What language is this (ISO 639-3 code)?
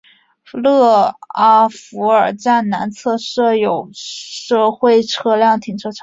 zho